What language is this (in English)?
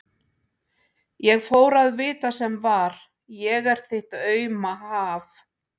Icelandic